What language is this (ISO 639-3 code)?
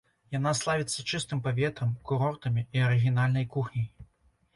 bel